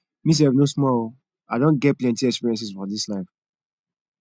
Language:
Nigerian Pidgin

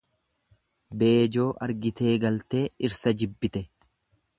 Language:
Oromo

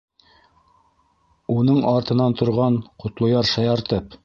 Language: Bashkir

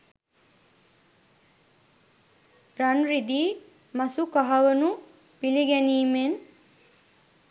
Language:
Sinhala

